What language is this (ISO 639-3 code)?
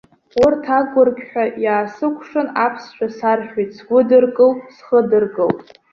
abk